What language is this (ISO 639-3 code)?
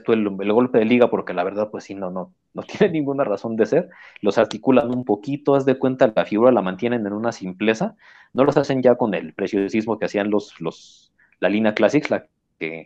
spa